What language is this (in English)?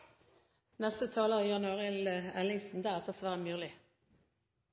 Norwegian